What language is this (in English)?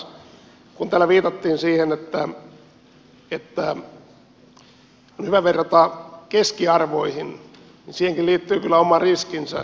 Finnish